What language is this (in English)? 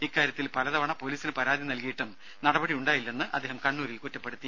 Malayalam